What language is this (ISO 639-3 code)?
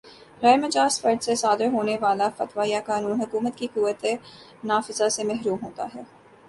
urd